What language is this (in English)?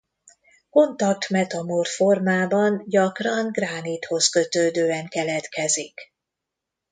Hungarian